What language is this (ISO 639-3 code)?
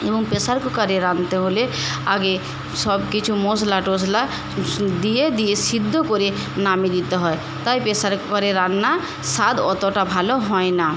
ben